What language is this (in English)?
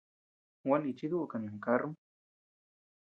Tepeuxila Cuicatec